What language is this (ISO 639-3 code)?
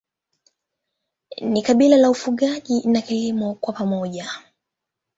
swa